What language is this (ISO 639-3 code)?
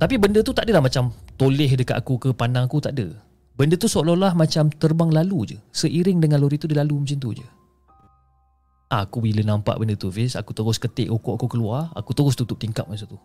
msa